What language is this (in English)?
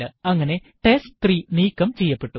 Malayalam